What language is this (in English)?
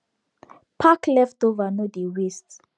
Nigerian Pidgin